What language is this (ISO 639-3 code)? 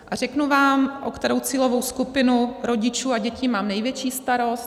ces